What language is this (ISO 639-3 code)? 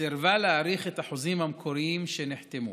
heb